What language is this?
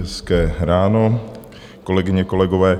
Czech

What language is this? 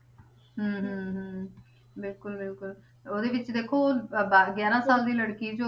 Punjabi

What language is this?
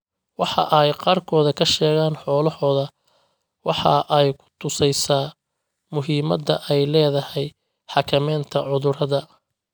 Somali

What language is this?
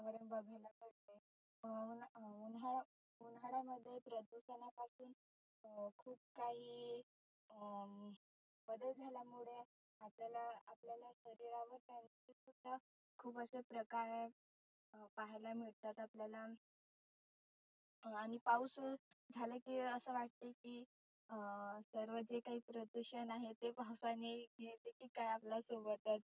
Marathi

